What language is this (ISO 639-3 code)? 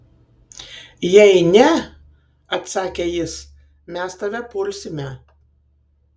lit